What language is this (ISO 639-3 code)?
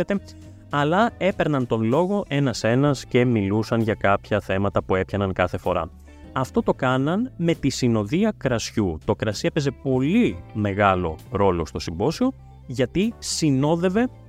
ell